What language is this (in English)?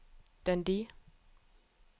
Norwegian